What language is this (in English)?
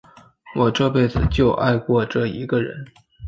Chinese